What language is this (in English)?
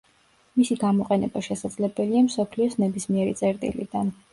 Georgian